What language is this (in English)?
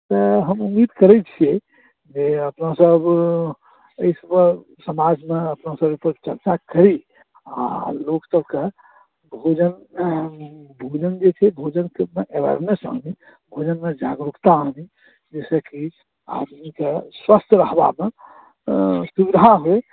Maithili